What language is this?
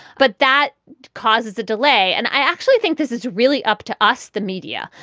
English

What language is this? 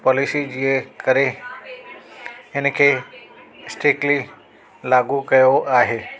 Sindhi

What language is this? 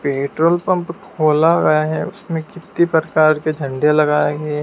Hindi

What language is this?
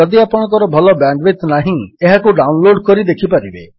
Odia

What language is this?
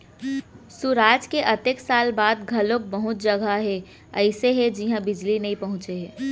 Chhattisgarhi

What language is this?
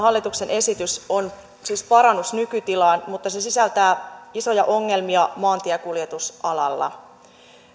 Finnish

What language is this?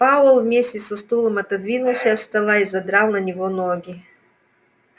Russian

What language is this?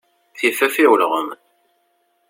Kabyle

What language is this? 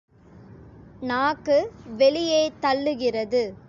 Tamil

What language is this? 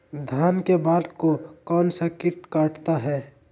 Magahi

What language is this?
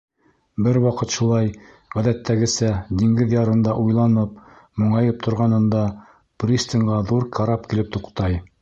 Bashkir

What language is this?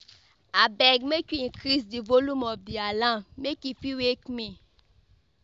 Nigerian Pidgin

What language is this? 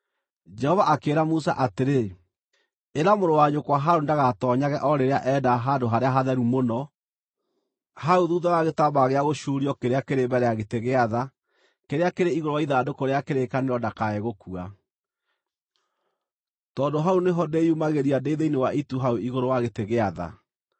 Kikuyu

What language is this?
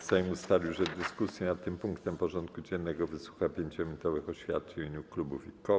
Polish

